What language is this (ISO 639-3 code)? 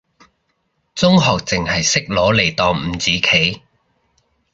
yue